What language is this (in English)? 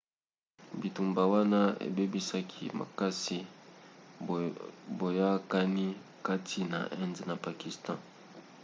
Lingala